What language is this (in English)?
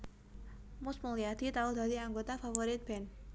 Javanese